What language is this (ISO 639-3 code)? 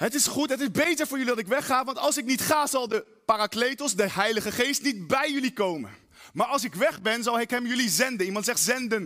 nld